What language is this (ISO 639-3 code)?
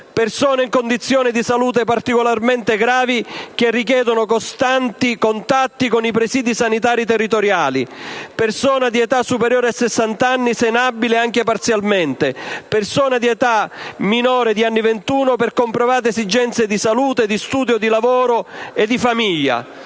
ita